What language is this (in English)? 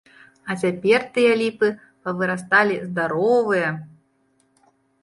Belarusian